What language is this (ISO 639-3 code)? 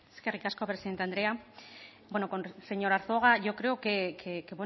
eus